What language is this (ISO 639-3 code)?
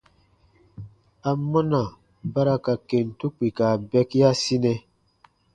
bba